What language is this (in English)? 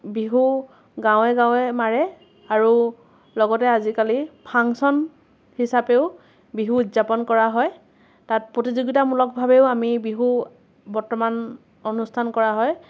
Assamese